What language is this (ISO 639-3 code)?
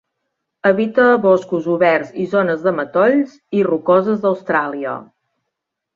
cat